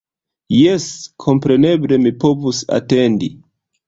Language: Esperanto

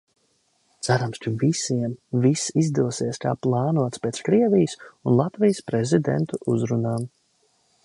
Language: Latvian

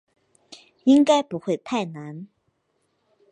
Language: Chinese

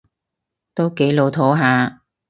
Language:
Cantonese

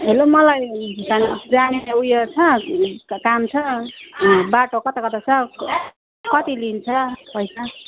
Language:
Nepali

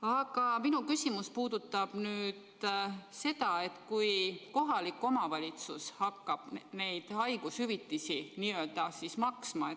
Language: Estonian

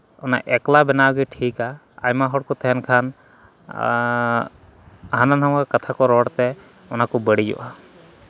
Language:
Santali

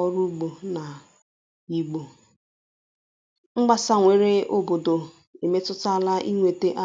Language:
Igbo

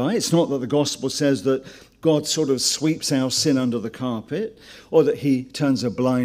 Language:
English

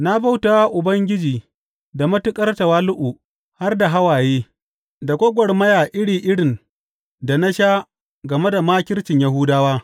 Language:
Hausa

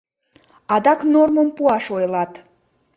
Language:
Mari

